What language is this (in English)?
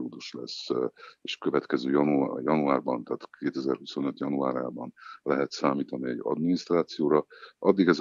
Hungarian